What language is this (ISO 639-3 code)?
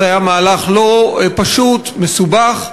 heb